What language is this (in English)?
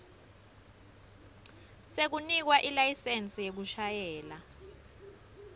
Swati